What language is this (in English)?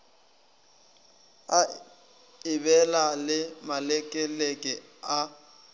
Northern Sotho